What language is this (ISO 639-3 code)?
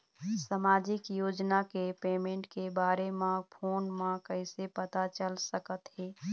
hne